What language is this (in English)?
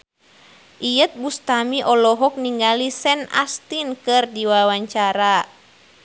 Sundanese